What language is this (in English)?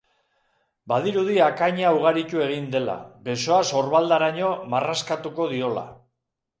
Basque